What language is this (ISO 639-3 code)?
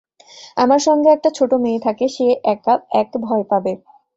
ben